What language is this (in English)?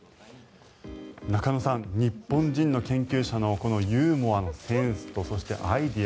Japanese